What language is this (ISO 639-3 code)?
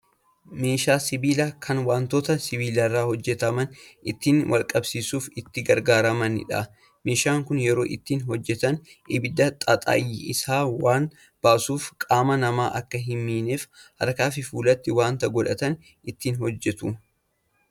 orm